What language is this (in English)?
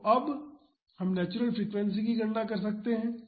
Hindi